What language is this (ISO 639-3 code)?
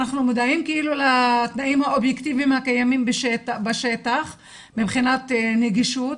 heb